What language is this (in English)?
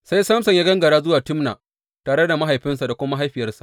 Hausa